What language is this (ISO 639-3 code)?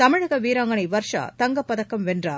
tam